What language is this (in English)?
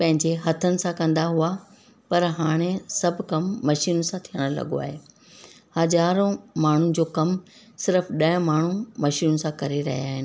Sindhi